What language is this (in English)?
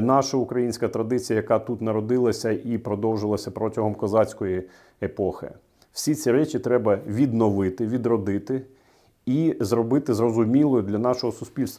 Ukrainian